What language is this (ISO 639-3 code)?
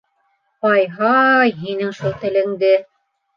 bak